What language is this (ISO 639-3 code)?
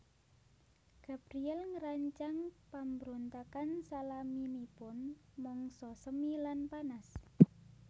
jav